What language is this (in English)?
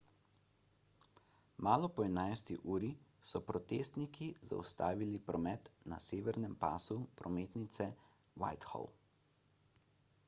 Slovenian